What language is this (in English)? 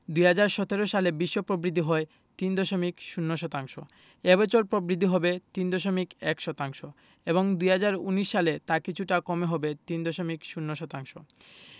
Bangla